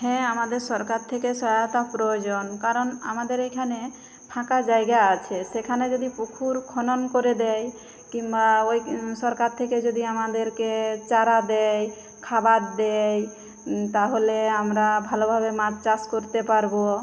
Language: Bangla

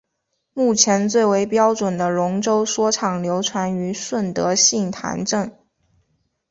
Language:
Chinese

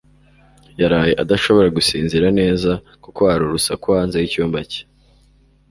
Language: Kinyarwanda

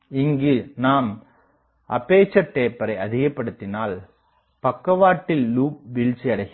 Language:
Tamil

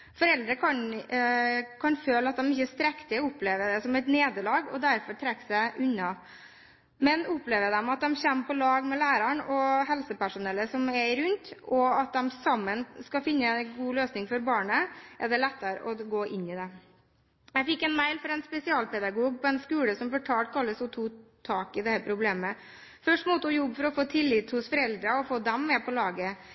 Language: Norwegian Bokmål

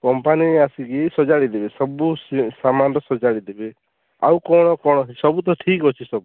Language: Odia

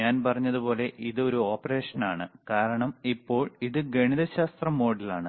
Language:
Malayalam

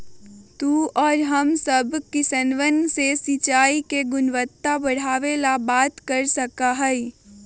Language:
Magahi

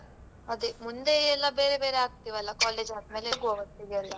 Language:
Kannada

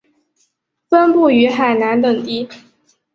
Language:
Chinese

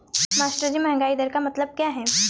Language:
Hindi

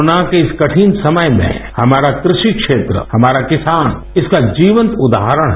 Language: Hindi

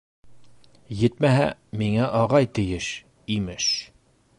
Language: Bashkir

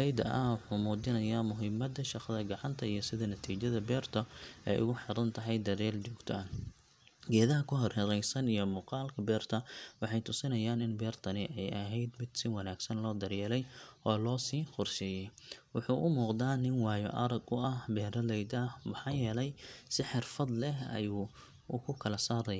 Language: Somali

